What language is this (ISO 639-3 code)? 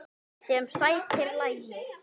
isl